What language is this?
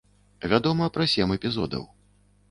Belarusian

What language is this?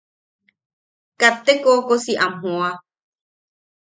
Yaqui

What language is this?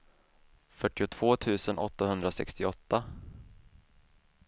Swedish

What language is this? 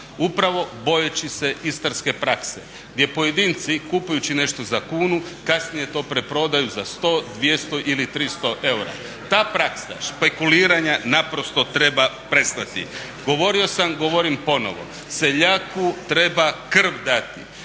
Croatian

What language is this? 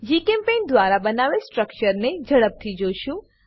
Gujarati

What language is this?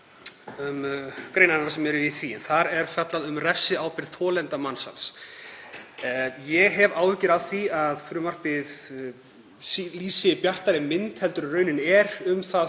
Icelandic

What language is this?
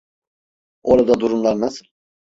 Turkish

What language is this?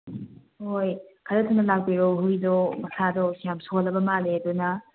Manipuri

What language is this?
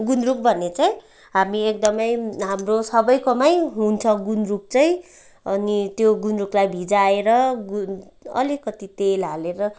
Nepali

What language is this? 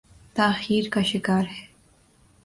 Urdu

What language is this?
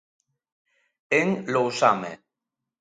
Galician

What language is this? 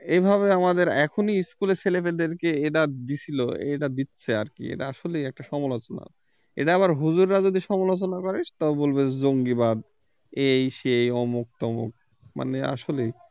Bangla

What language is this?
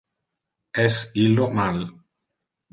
Interlingua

